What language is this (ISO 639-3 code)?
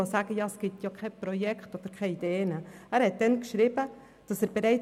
gsw